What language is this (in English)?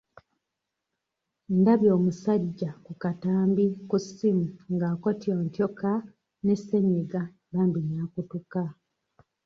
Ganda